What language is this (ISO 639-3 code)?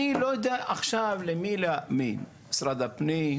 heb